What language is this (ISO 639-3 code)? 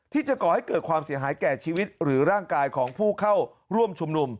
tha